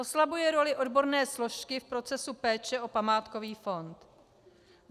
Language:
Czech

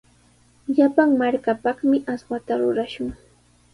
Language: Sihuas Ancash Quechua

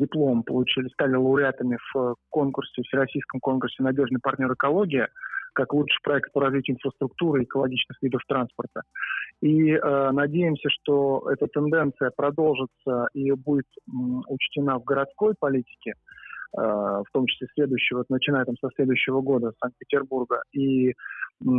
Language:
Russian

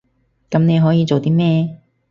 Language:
Cantonese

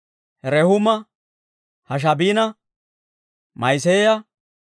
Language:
Dawro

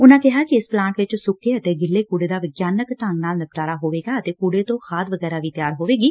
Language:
Punjabi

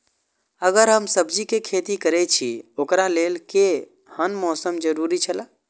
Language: Maithili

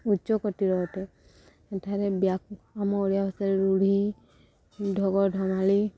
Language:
Odia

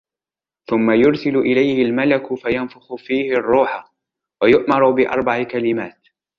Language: Arabic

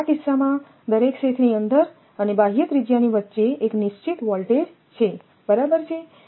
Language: Gujarati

